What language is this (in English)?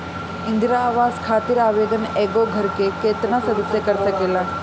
Bhojpuri